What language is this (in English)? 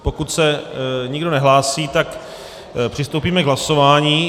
Czech